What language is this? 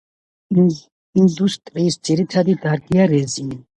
Georgian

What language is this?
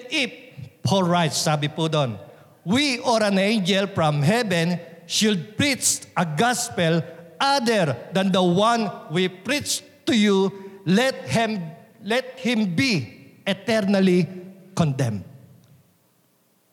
Filipino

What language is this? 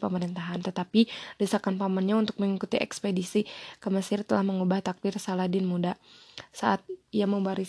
Indonesian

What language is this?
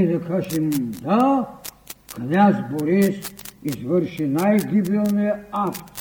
Bulgarian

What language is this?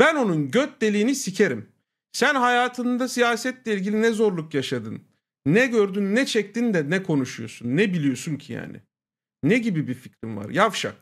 Turkish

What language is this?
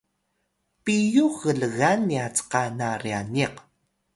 Atayal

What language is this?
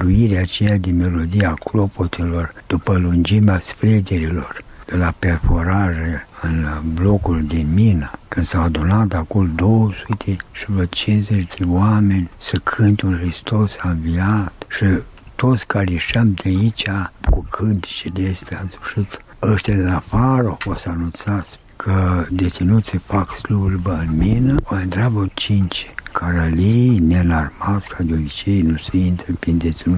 Romanian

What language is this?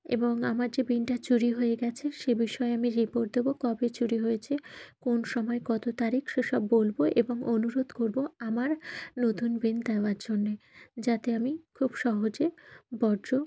Bangla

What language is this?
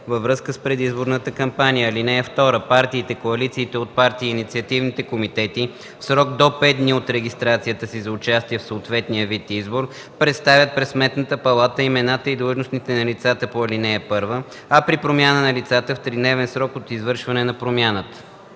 Bulgarian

